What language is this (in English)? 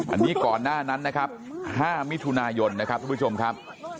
Thai